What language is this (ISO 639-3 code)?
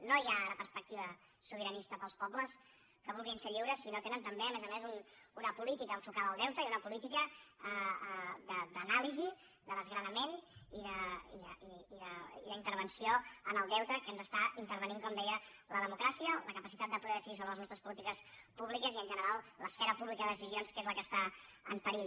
cat